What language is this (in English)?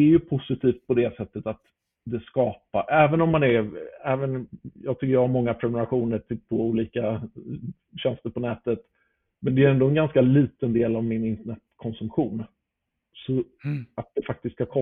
Swedish